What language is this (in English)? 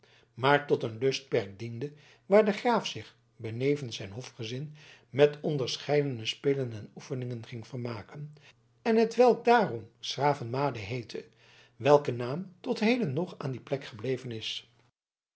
Dutch